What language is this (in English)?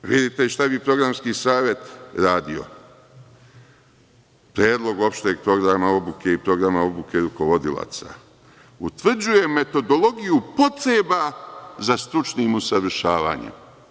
Serbian